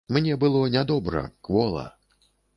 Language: Belarusian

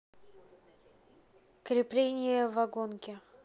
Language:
Russian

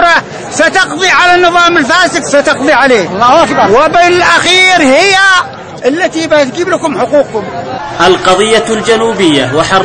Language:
Arabic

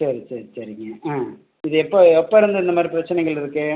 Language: Tamil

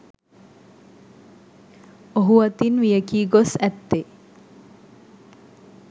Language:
Sinhala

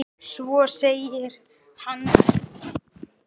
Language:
Icelandic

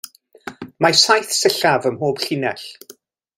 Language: Welsh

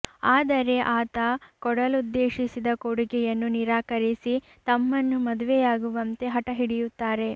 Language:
Kannada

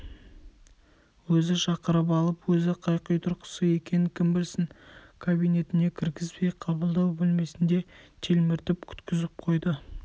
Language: Kazakh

